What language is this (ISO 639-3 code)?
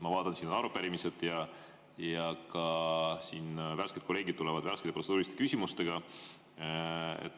est